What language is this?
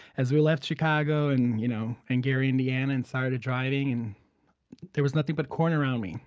English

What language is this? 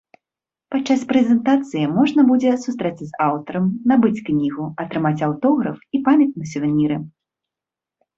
Belarusian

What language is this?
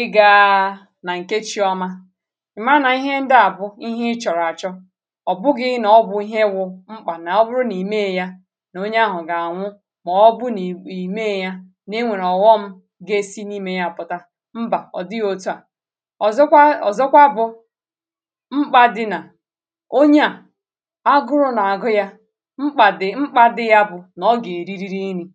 Igbo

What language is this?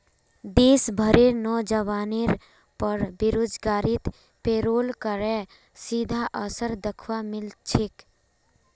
Magahi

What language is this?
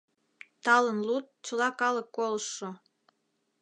Mari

